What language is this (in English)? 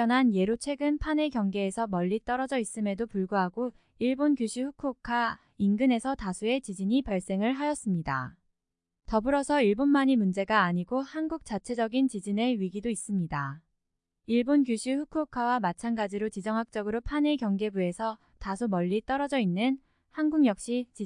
Korean